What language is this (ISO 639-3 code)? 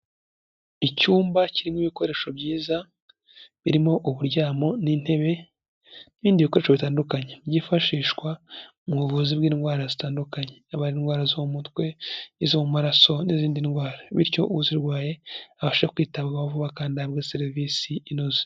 kin